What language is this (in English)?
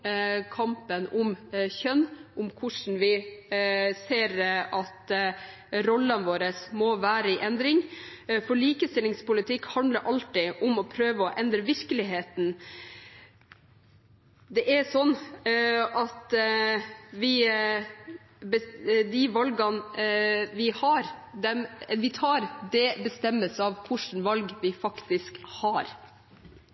Norwegian Bokmål